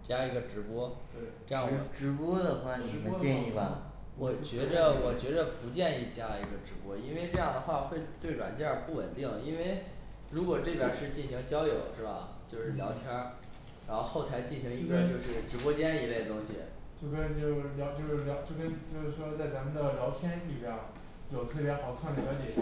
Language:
Chinese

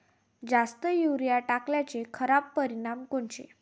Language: Marathi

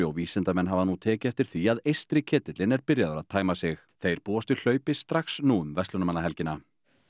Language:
Icelandic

